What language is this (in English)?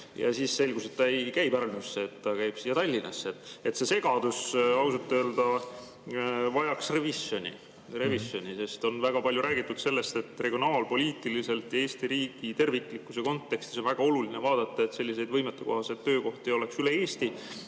Estonian